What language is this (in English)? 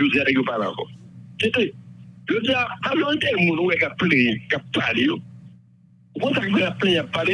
French